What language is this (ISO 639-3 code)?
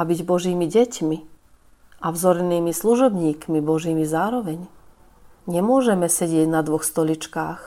slk